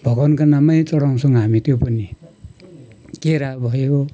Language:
Nepali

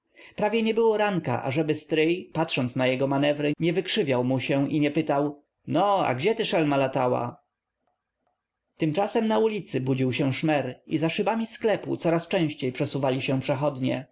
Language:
Polish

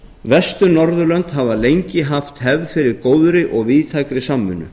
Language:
Icelandic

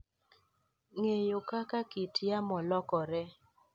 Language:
Luo (Kenya and Tanzania)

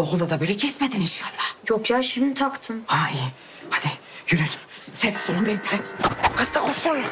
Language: Turkish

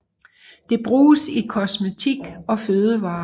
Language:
Danish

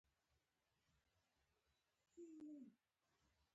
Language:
Pashto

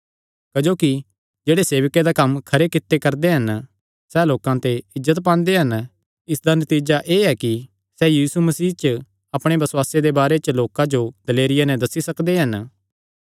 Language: Kangri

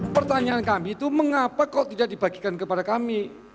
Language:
Indonesian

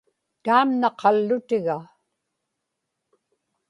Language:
Inupiaq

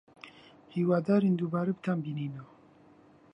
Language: Central Kurdish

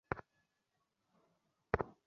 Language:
Bangla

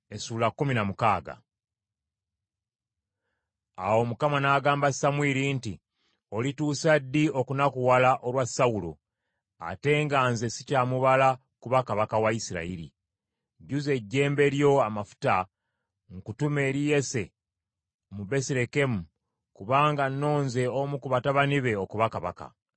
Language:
Ganda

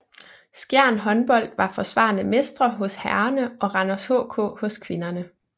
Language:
Danish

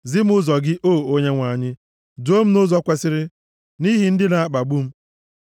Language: Igbo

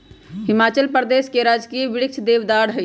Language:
Magahi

